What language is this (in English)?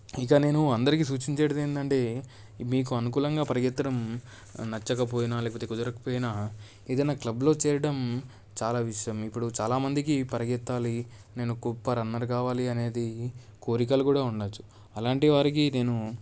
Telugu